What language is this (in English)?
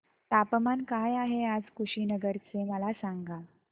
Marathi